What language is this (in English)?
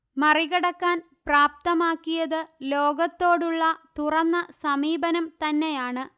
Malayalam